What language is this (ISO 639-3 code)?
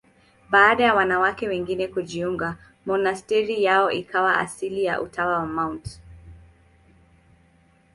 swa